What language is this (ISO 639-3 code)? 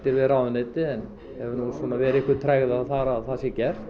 isl